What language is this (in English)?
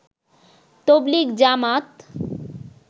Bangla